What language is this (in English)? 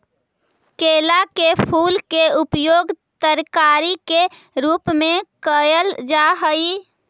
Magahi